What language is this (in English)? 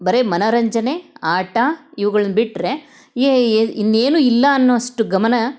Kannada